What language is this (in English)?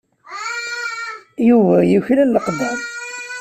Kabyle